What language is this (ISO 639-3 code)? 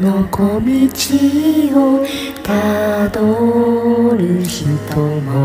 jpn